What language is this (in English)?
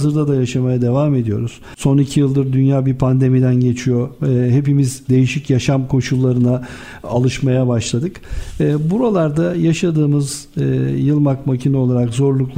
Turkish